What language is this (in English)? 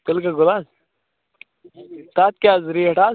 Kashmiri